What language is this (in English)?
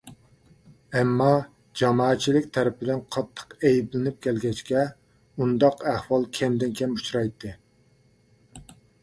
Uyghur